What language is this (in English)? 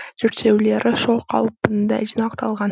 Kazakh